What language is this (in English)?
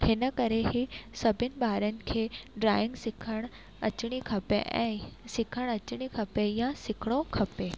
Sindhi